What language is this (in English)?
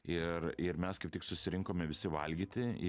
Lithuanian